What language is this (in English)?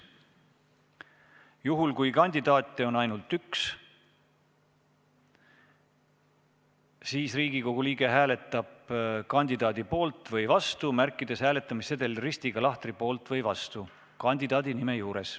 Estonian